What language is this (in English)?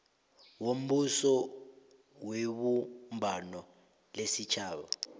South Ndebele